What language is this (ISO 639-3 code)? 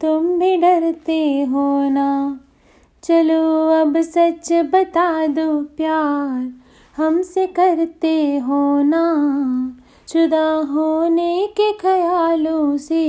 hin